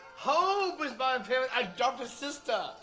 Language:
English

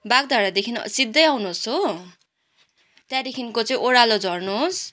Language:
Nepali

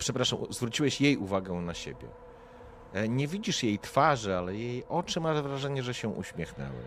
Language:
Polish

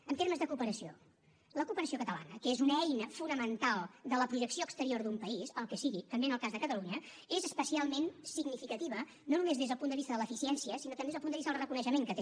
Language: Catalan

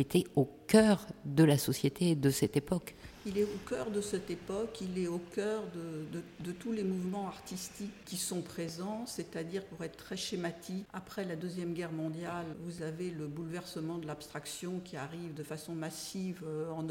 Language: French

